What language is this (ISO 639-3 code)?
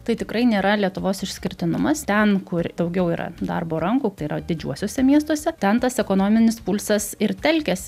lit